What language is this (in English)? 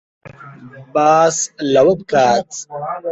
Central Kurdish